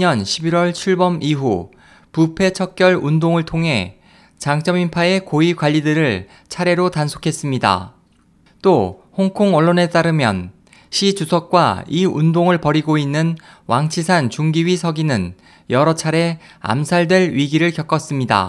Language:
Korean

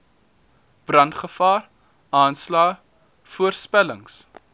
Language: Afrikaans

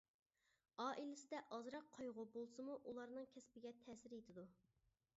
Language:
Uyghur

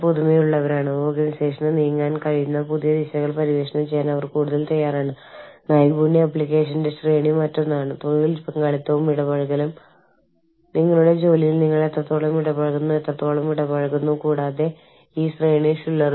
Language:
Malayalam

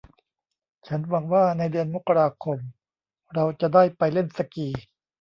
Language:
Thai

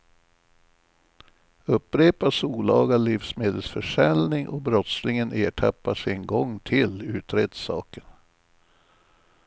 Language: Swedish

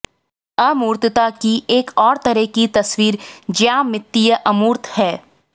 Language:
Hindi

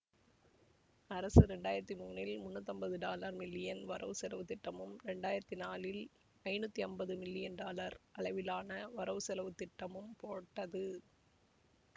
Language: Tamil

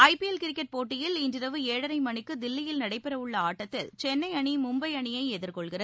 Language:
Tamil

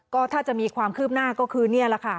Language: Thai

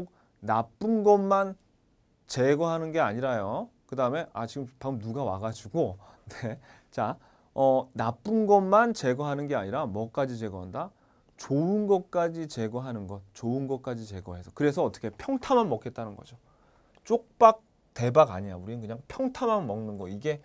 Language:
Korean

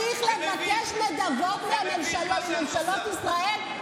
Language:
Hebrew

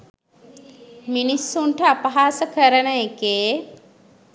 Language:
Sinhala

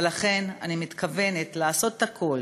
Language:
Hebrew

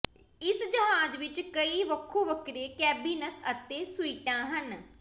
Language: Punjabi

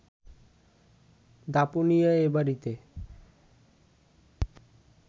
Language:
Bangla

